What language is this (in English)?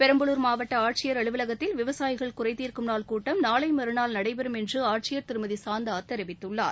Tamil